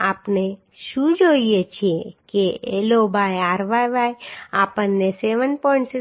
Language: Gujarati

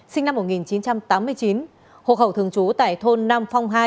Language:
Vietnamese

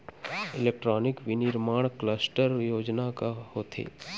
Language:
Chhattisgarhi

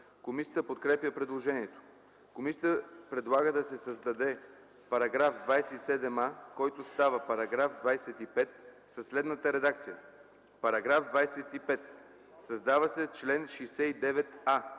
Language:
Bulgarian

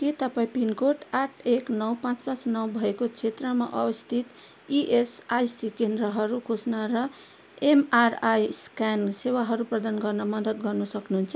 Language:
Nepali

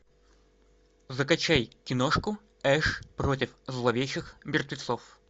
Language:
Russian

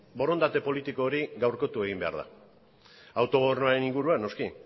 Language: Basque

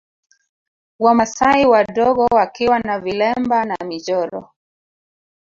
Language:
Swahili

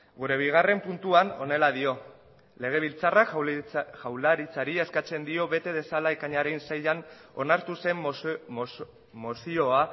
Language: Basque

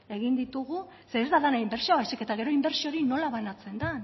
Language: Basque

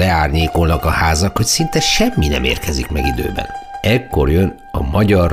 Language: Hungarian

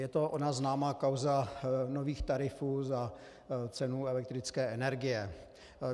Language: Czech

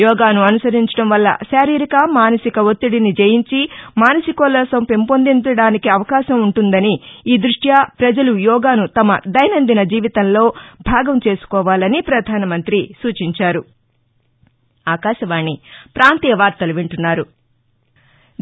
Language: Telugu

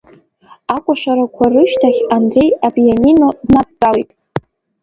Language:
Abkhazian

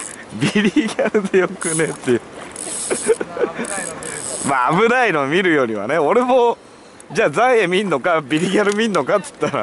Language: Japanese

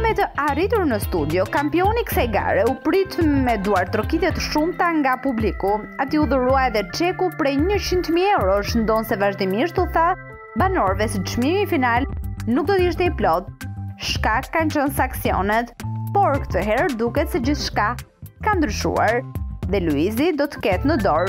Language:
Romanian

